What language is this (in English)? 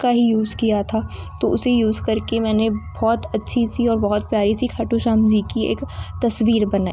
Hindi